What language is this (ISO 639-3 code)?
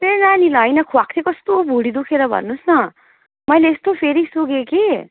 nep